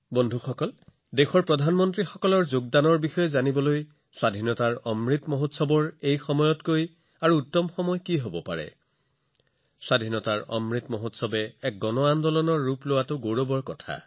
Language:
Assamese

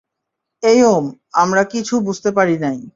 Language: Bangla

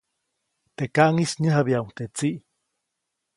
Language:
Copainalá Zoque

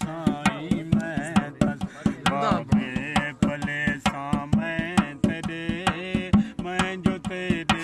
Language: Urdu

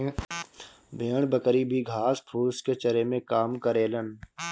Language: Bhojpuri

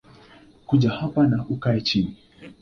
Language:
Swahili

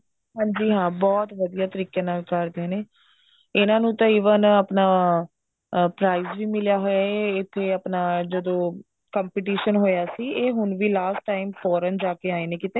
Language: Punjabi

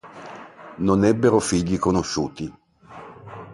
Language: Italian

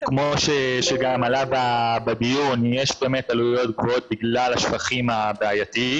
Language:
Hebrew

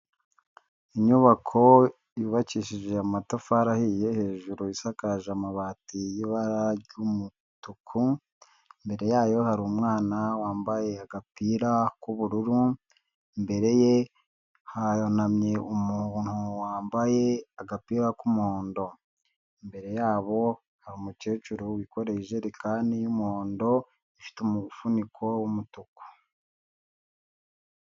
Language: Kinyarwanda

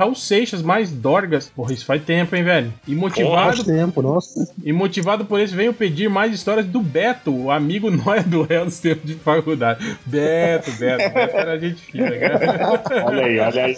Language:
Portuguese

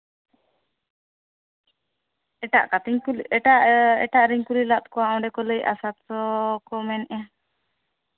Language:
Santali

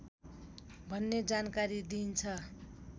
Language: Nepali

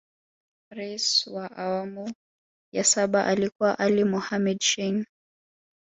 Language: Swahili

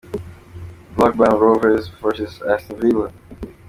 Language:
Kinyarwanda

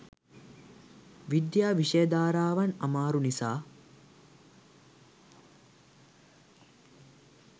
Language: Sinhala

